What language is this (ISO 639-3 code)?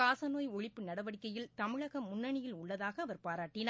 tam